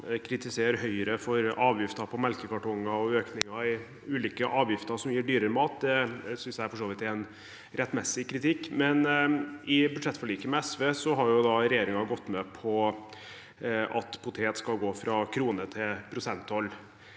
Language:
Norwegian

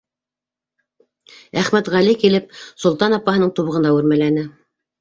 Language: Bashkir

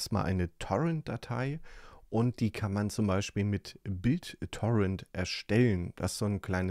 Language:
German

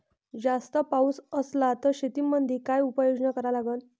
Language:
Marathi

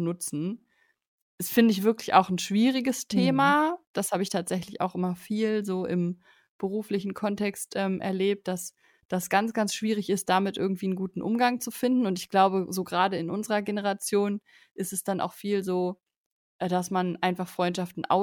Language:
German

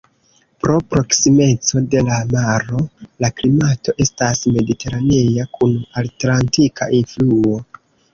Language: Esperanto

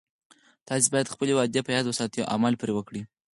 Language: Pashto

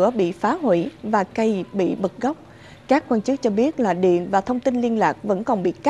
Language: Vietnamese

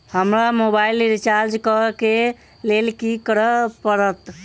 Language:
Maithili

